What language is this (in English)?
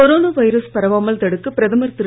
Tamil